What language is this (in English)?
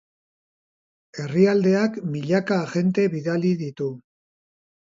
Basque